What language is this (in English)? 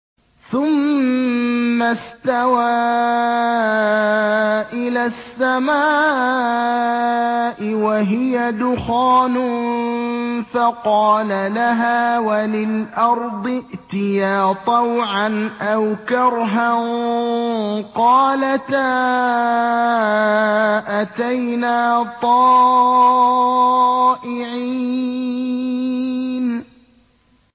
Arabic